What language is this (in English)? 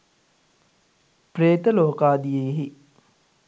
Sinhala